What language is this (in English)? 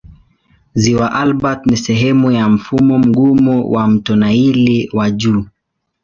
Swahili